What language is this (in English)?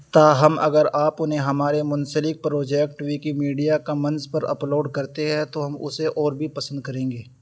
Urdu